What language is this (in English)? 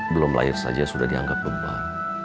Indonesian